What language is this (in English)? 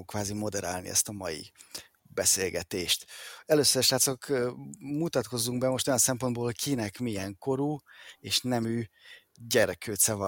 Hungarian